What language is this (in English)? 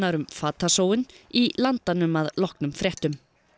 Icelandic